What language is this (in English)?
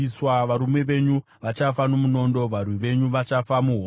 Shona